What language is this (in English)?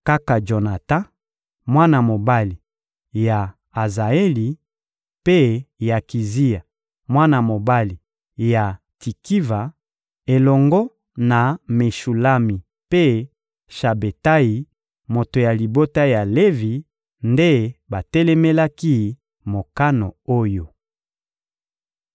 Lingala